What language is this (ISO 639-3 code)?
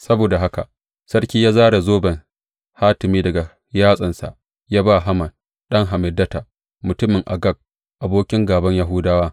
hau